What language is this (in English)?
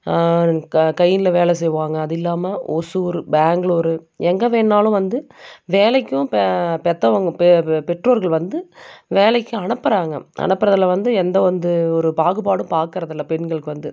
Tamil